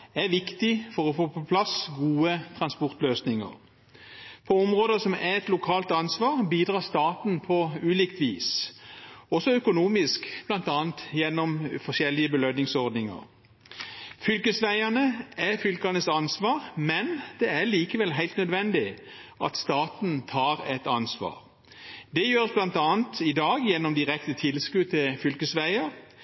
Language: Norwegian Bokmål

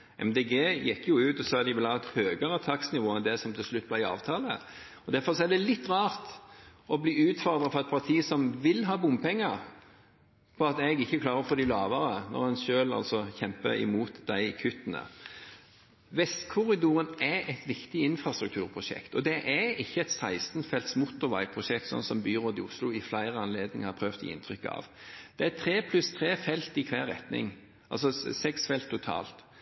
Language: Norwegian Bokmål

